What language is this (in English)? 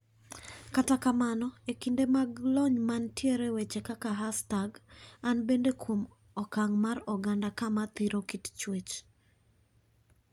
Luo (Kenya and Tanzania)